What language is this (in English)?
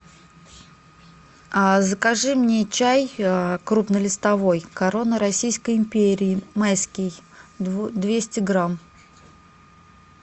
Russian